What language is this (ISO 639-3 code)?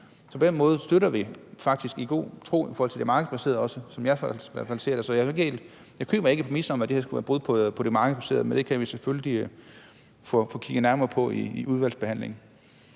dan